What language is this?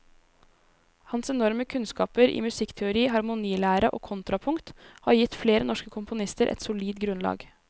Norwegian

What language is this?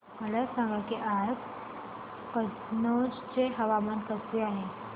Marathi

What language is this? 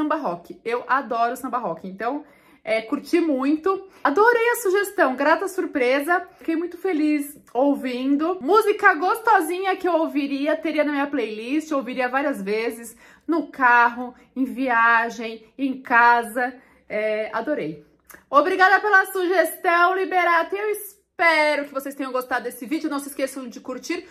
Portuguese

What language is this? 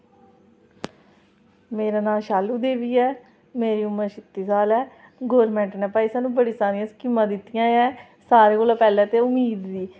Dogri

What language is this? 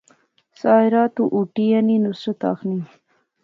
Pahari-Potwari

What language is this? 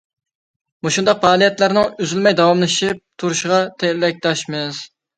Uyghur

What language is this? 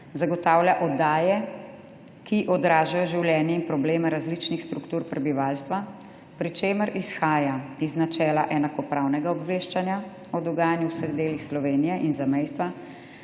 Slovenian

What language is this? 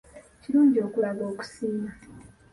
Ganda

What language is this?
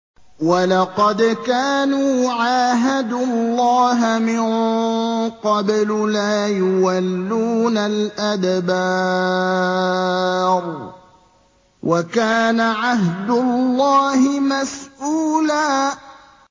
Arabic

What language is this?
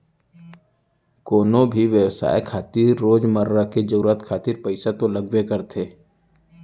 Chhattisgarhi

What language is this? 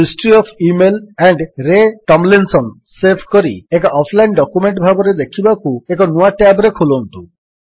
Odia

